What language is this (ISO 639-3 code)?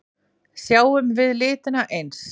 isl